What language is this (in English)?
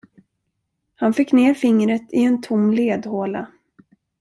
Swedish